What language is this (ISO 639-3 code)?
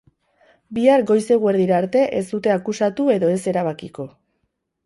eus